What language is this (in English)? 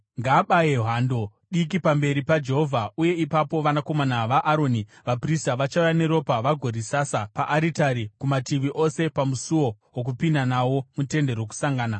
Shona